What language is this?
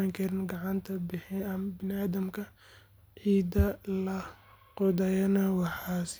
Somali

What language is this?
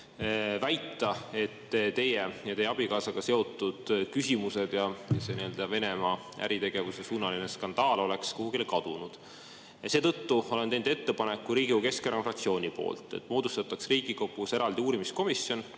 Estonian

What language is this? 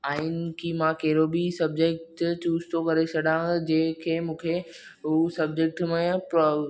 Sindhi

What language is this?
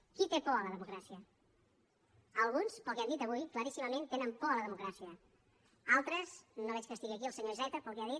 Catalan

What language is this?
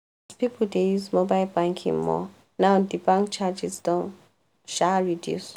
Nigerian Pidgin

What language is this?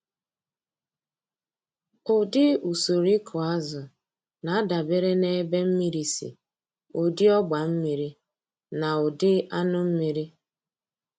Igbo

